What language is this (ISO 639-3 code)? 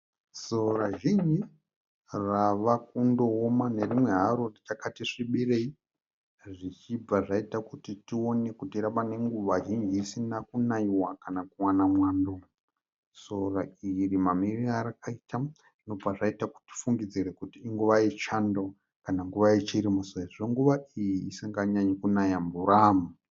sna